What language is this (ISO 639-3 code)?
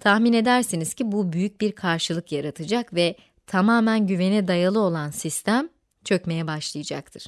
tur